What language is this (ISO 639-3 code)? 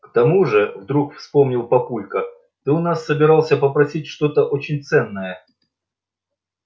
rus